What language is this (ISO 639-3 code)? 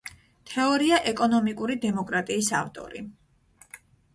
kat